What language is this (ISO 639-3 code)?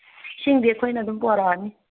mni